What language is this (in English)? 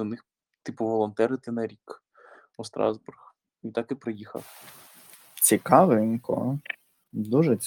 Ukrainian